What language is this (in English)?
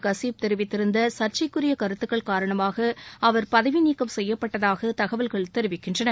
Tamil